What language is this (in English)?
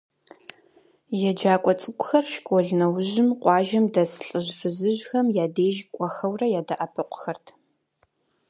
Kabardian